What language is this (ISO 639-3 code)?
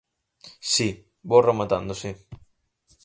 glg